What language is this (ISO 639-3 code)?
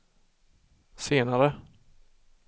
swe